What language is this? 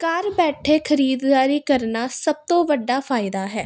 Punjabi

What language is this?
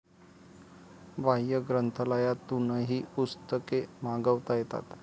Marathi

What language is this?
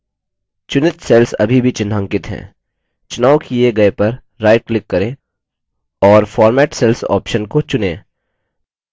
Hindi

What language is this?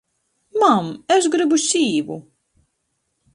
Latgalian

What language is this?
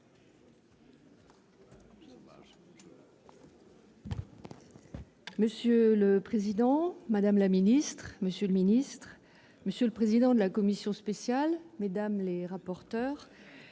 French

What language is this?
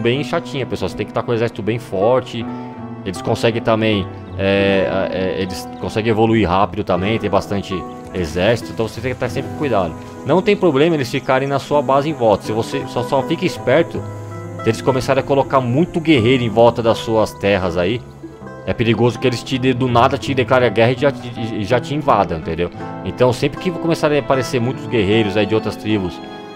Portuguese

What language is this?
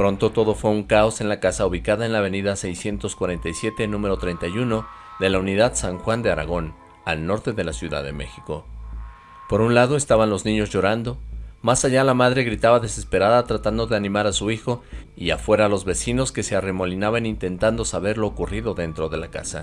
Spanish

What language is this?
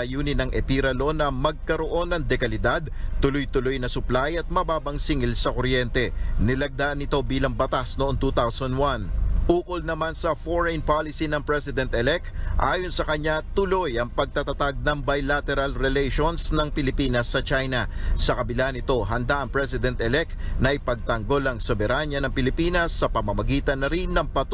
Filipino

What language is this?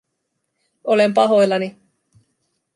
Finnish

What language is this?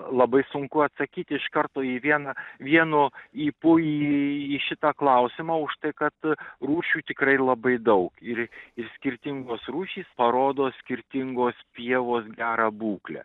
Lithuanian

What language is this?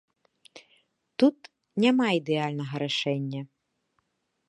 Belarusian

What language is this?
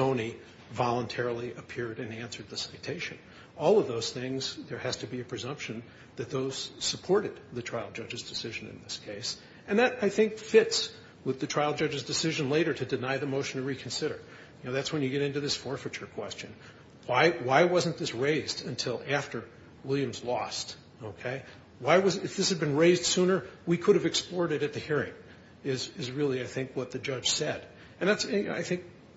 English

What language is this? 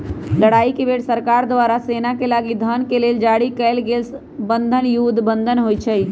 Magahi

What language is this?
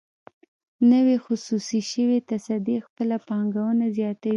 Pashto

